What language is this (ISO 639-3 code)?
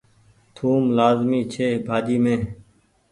gig